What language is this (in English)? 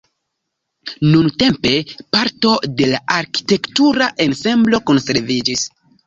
Esperanto